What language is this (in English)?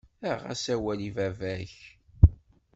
Kabyle